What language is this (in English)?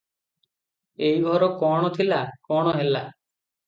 Odia